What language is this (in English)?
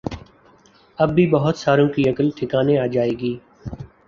Urdu